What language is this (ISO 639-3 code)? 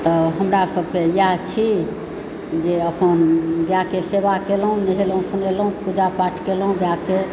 mai